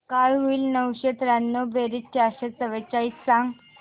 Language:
Marathi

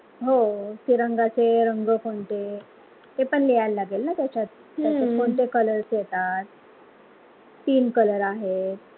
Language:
Marathi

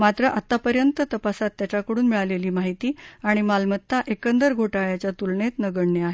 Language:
Marathi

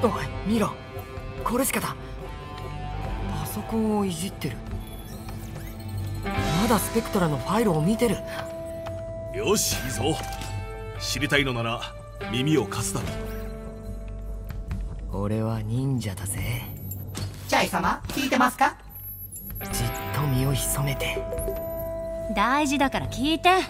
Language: Japanese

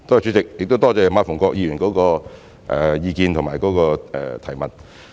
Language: Cantonese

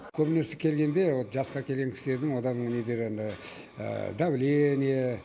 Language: Kazakh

